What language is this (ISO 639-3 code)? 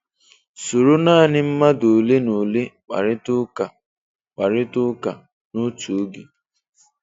ibo